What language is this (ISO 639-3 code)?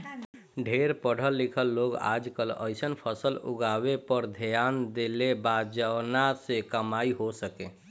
bho